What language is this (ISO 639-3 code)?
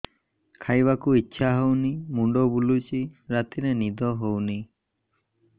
ori